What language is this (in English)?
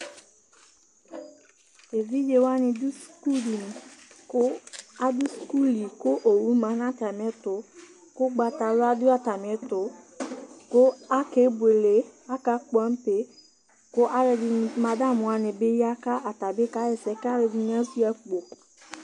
Ikposo